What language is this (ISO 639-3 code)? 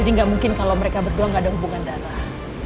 ind